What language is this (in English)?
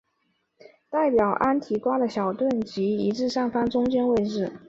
Chinese